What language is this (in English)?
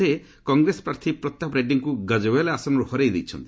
Odia